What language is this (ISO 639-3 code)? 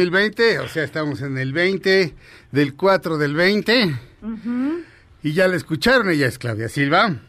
spa